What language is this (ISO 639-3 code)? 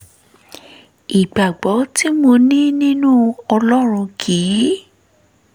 yor